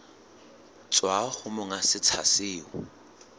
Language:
Southern Sotho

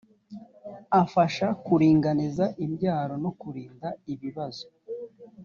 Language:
Kinyarwanda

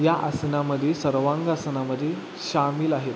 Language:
Marathi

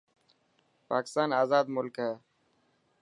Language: Dhatki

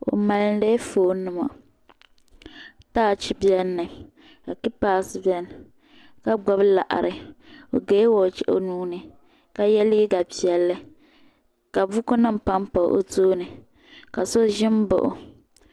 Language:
Dagbani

